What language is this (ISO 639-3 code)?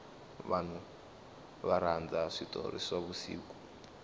tso